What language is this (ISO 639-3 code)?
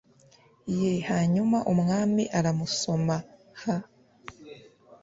kin